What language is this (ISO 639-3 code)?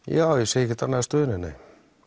isl